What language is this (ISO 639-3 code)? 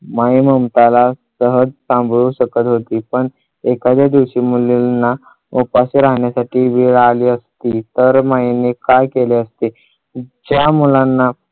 mar